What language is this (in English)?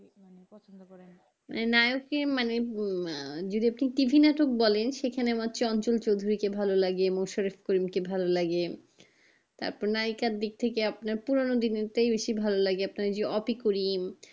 Bangla